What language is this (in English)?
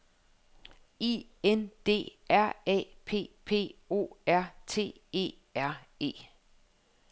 Danish